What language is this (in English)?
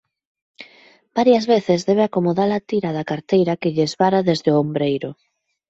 Galician